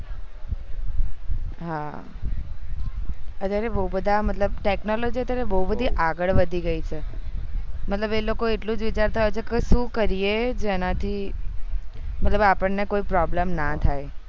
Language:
Gujarati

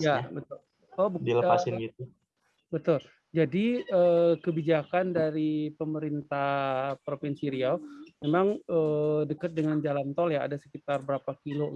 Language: Indonesian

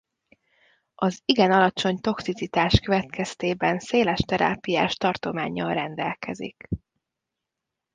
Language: Hungarian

